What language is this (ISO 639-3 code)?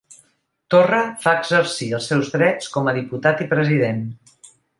cat